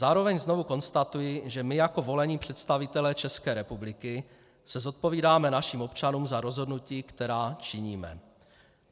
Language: Czech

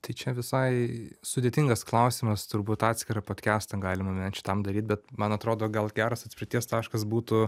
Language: Lithuanian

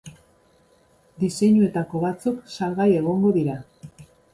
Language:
Basque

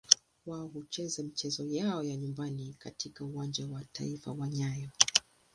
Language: Swahili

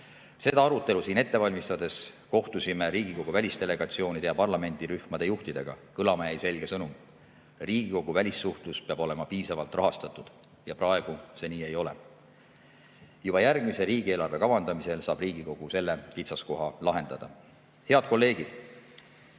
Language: Estonian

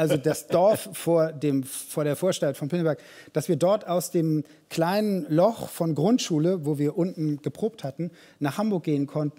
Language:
German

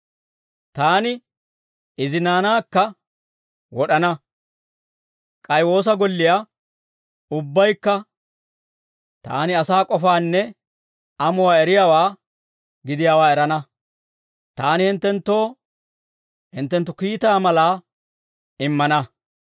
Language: Dawro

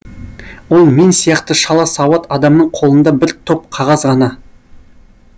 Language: Kazakh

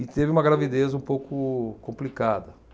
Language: Portuguese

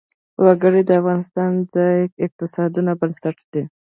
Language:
Pashto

